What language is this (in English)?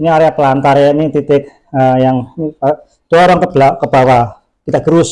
Indonesian